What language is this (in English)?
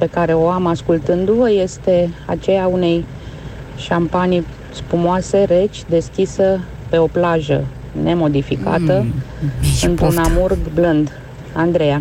Romanian